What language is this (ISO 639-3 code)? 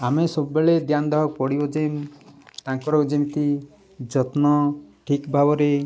ori